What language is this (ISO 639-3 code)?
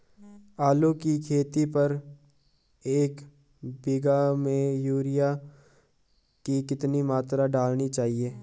hin